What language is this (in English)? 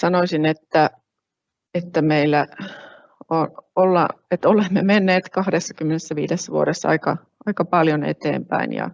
Finnish